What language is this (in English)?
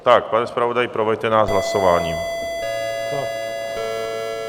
Czech